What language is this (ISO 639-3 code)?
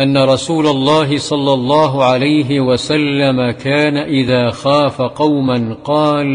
ara